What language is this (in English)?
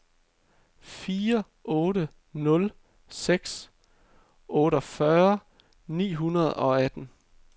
Danish